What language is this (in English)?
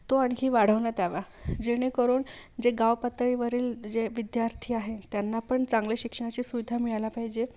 Marathi